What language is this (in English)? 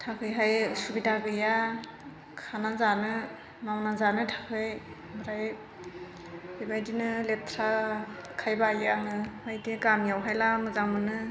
Bodo